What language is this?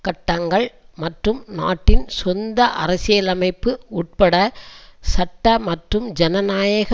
Tamil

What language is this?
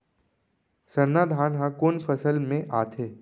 Chhattisgarhi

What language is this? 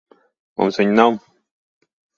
Latvian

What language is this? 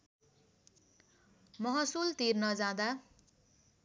Nepali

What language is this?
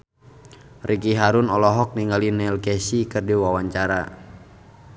Sundanese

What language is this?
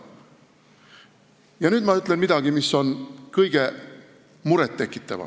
Estonian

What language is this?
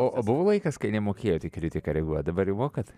Lithuanian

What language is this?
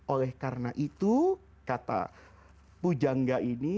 Indonesian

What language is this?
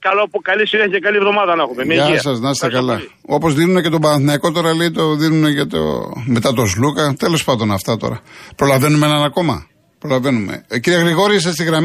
Greek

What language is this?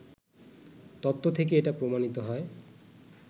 Bangla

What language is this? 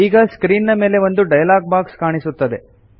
Kannada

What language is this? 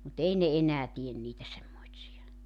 Finnish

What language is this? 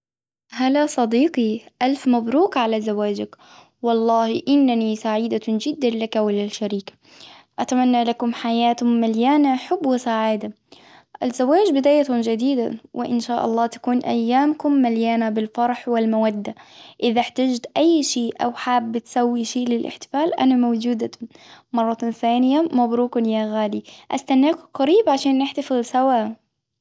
Hijazi Arabic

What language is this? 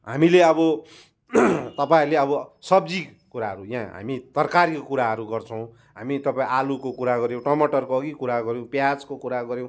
Nepali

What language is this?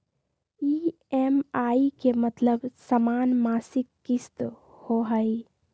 Magahi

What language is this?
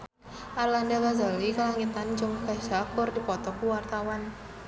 Sundanese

